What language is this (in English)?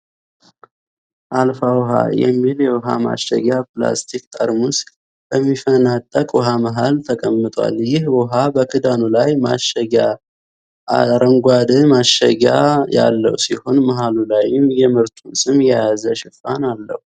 Amharic